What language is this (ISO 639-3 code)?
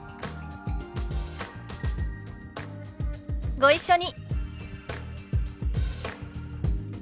jpn